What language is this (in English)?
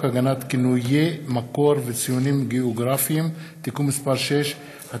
Hebrew